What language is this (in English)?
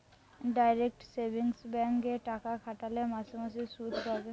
Bangla